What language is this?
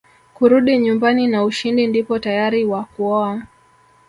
Swahili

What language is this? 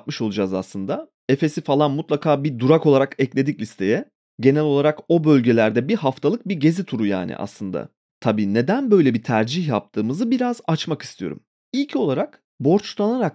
Turkish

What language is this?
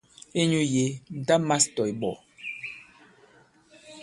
Bankon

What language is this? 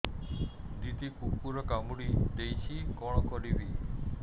Odia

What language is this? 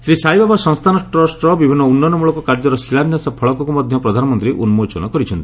Odia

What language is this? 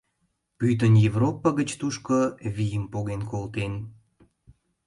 Mari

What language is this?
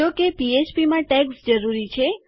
Gujarati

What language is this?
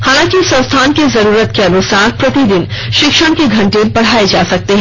Hindi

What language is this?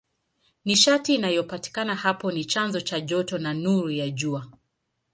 Swahili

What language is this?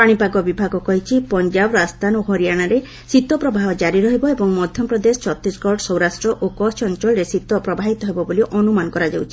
Odia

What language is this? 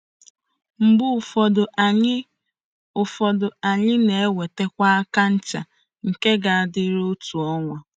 Igbo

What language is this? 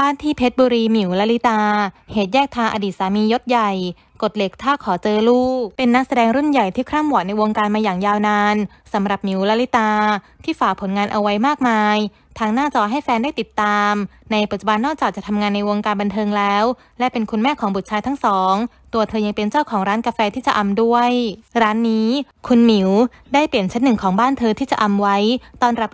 Thai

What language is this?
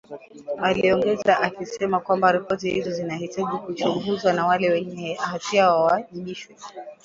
Swahili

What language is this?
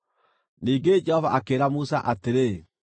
Kikuyu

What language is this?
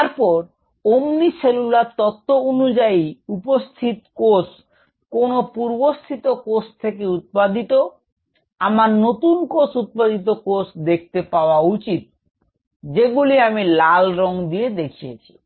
Bangla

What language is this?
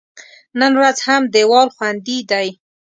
Pashto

